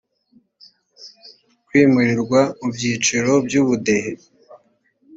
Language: Kinyarwanda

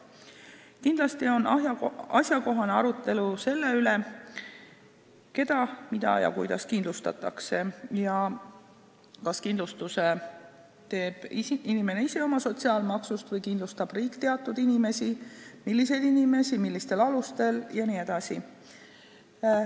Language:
Estonian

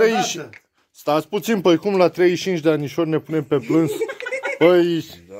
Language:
Romanian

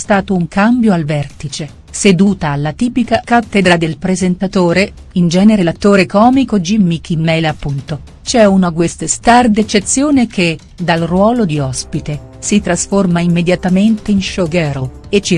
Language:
Italian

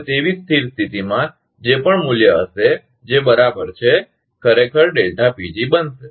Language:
Gujarati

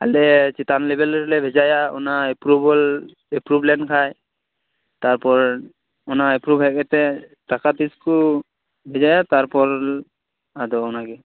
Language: Santali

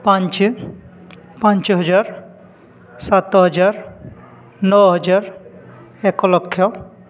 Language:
Odia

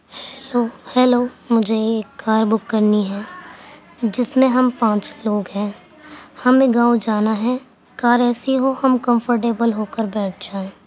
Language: Urdu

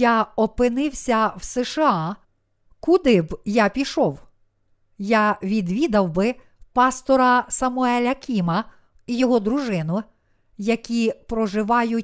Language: Ukrainian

